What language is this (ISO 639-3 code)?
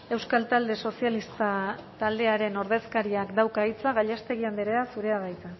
eus